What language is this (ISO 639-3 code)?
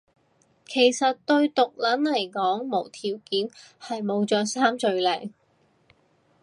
yue